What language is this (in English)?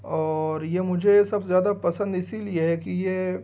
Urdu